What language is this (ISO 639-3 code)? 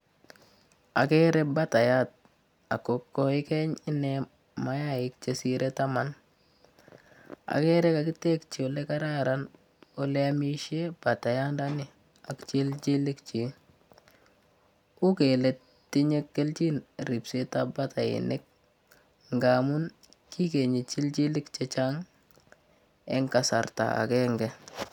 kln